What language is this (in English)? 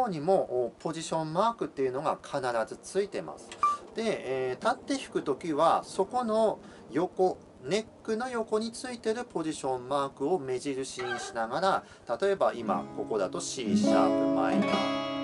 Japanese